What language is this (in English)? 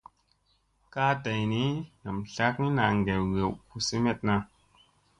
Musey